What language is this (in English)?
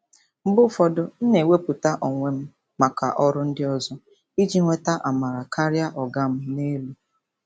Igbo